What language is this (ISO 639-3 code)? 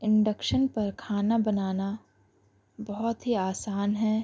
urd